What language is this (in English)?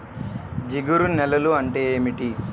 Telugu